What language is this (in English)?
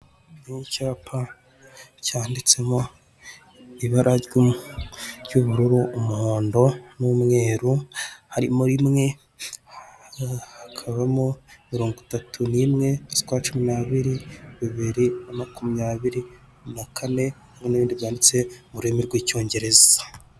Kinyarwanda